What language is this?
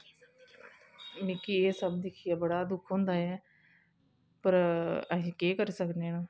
Dogri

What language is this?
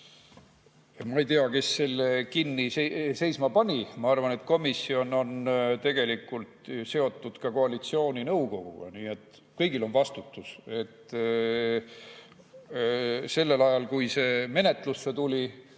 Estonian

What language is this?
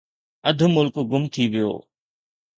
Sindhi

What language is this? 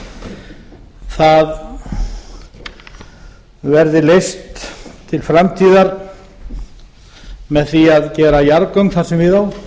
Icelandic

